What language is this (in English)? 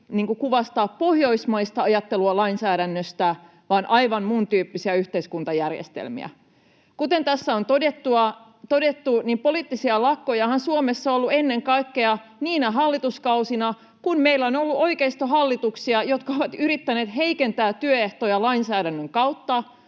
Finnish